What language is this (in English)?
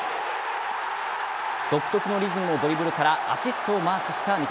Japanese